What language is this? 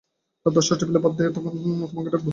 Bangla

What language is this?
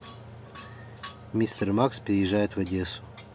Russian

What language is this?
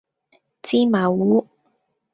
Cantonese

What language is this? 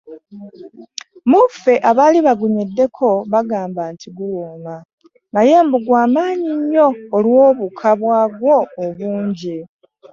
Ganda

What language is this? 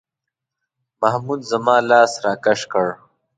Pashto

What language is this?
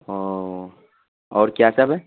Urdu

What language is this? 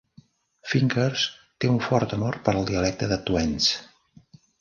Catalan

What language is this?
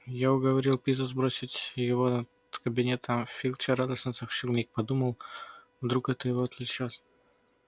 Russian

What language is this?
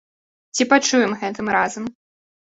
Belarusian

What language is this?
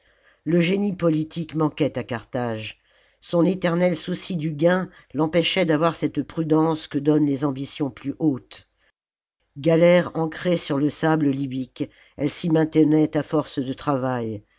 French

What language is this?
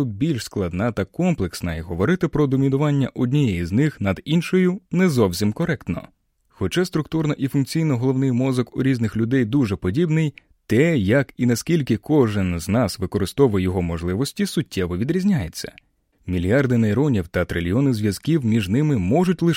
Ukrainian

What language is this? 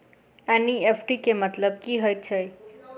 Maithili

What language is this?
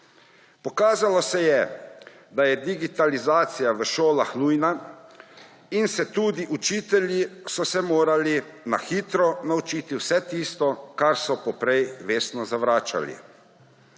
Slovenian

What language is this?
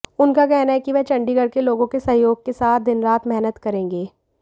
Hindi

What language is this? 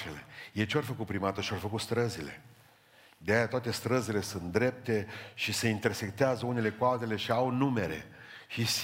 Romanian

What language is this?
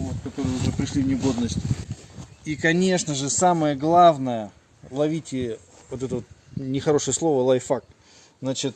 Russian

